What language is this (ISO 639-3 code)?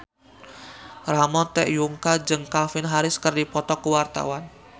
sun